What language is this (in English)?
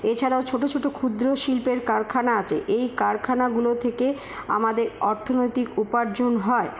Bangla